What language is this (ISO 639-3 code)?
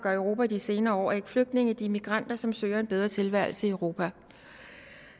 dan